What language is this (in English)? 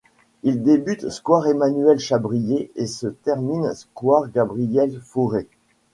French